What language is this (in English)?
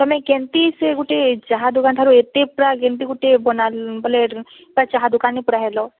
Odia